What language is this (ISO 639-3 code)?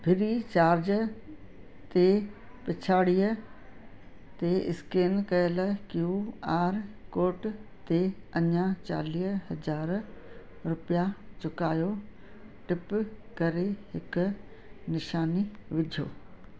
snd